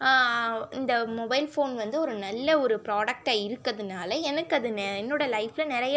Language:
Tamil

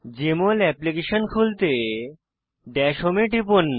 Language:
Bangla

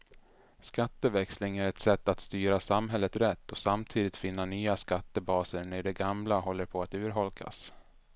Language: Swedish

